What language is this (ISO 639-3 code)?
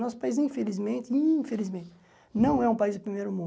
por